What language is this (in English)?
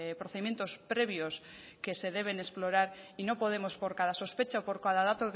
Spanish